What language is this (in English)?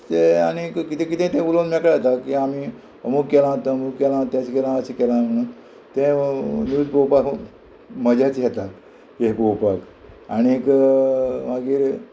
Konkani